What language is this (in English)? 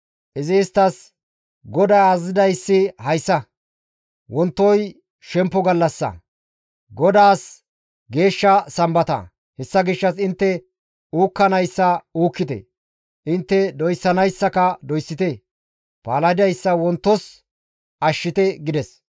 Gamo